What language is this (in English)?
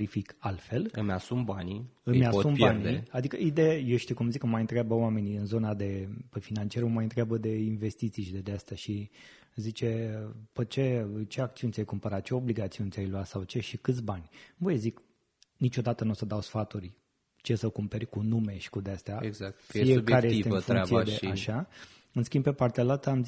Romanian